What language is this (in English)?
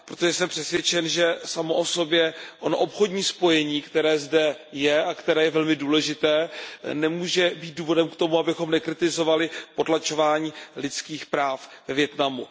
Czech